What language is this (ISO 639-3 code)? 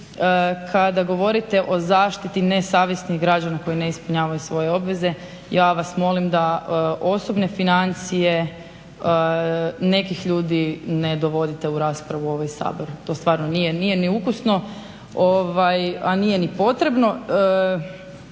hrv